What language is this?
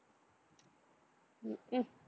Tamil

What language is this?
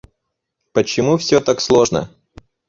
Russian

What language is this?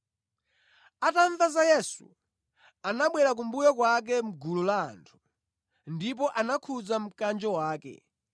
Nyanja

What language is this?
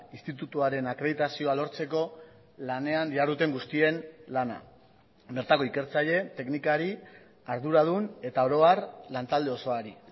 Basque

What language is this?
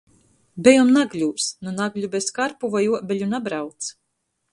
Latgalian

